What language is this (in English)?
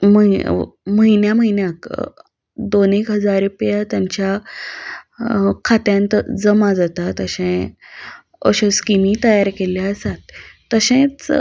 Konkani